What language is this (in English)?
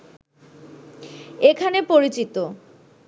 Bangla